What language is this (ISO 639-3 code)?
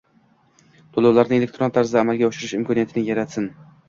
uzb